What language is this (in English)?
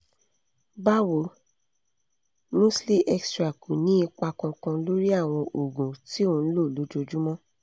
Yoruba